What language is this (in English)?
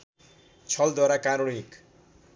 Nepali